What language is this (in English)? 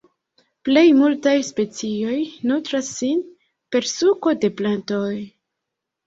Esperanto